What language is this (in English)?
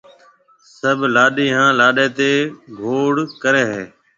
Marwari (Pakistan)